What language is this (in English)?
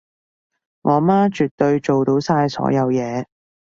Cantonese